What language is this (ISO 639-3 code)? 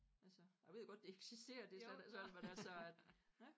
dan